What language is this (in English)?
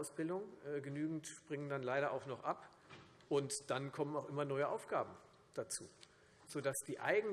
German